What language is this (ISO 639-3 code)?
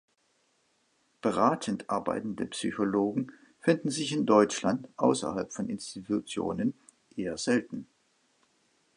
deu